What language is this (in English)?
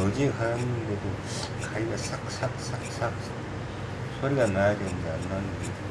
Korean